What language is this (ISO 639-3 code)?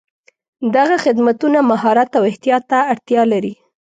pus